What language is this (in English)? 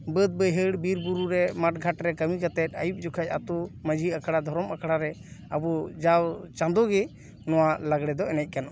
Santali